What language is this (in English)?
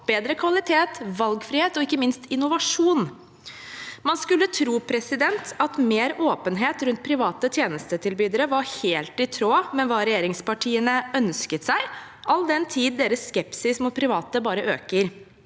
Norwegian